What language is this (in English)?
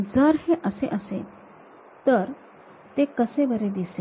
Marathi